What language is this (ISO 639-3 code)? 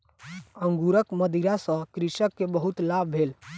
mai